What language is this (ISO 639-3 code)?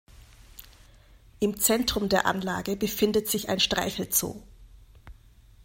deu